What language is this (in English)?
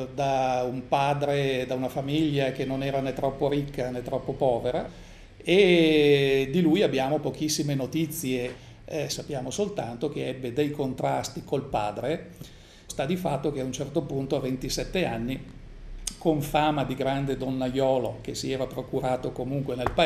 Italian